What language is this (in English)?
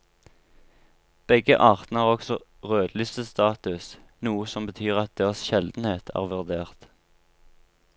Norwegian